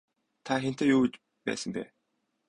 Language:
Mongolian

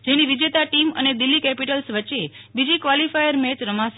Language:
Gujarati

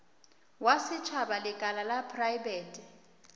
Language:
Northern Sotho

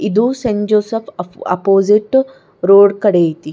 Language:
Kannada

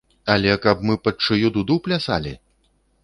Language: Belarusian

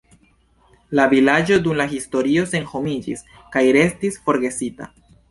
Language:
Esperanto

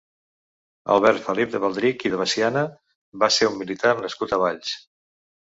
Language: Catalan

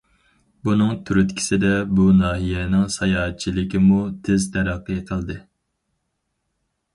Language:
Uyghur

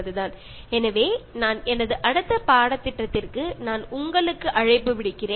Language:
Malayalam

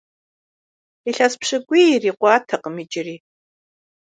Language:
Kabardian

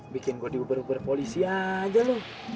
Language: Indonesian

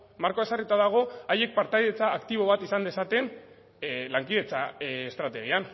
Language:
Basque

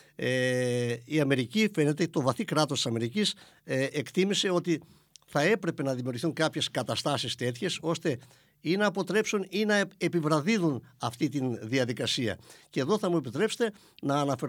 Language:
Greek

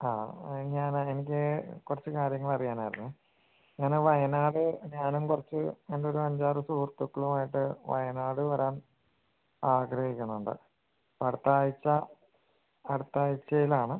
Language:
Malayalam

